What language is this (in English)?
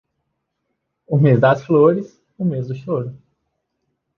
Portuguese